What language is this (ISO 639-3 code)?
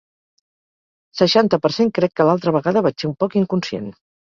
cat